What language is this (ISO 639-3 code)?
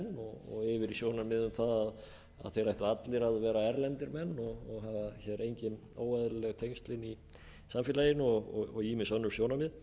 isl